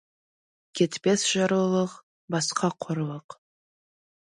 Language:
Kazakh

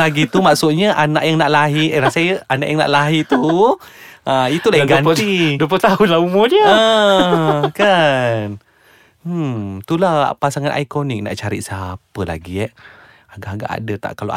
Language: Malay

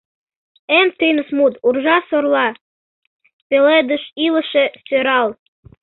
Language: Mari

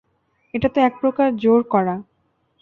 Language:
Bangla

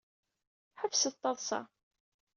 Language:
Kabyle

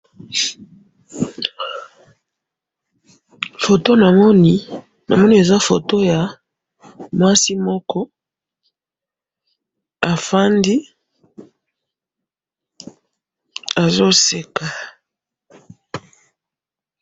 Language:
Lingala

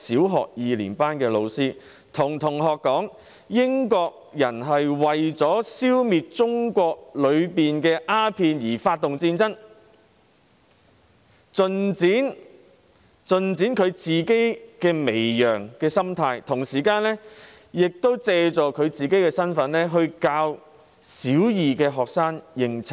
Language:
Cantonese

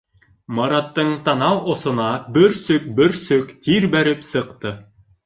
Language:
Bashkir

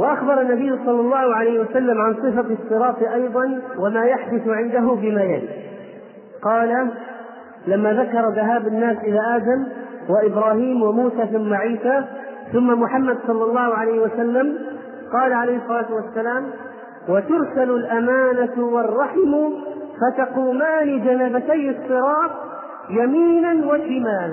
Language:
Arabic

